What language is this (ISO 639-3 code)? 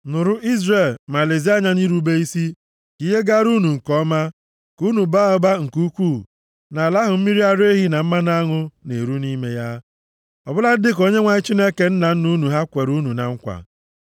ibo